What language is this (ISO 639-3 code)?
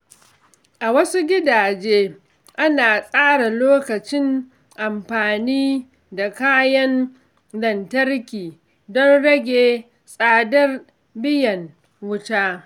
hau